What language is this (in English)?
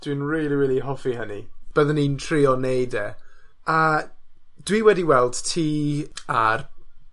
Welsh